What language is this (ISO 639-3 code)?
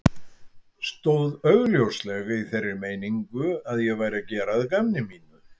isl